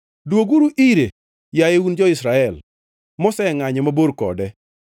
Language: Luo (Kenya and Tanzania)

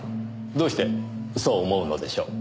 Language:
Japanese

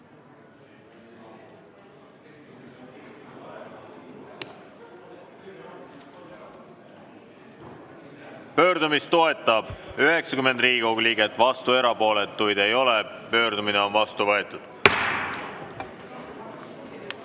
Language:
Estonian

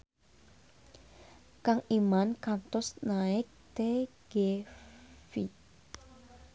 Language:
Sundanese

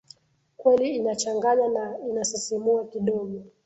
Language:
Swahili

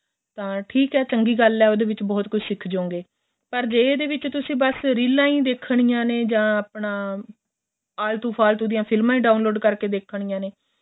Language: Punjabi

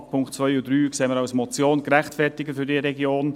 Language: Swiss German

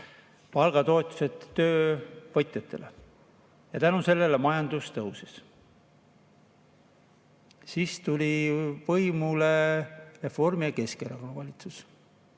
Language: Estonian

